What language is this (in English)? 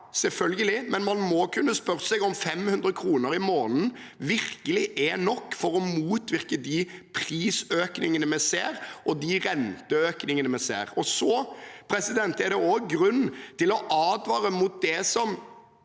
Norwegian